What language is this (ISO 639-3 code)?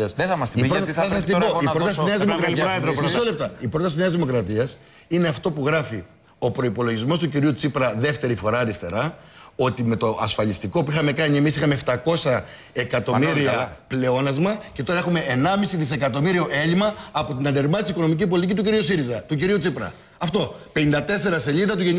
ell